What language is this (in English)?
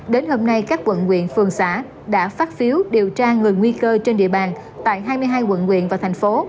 Vietnamese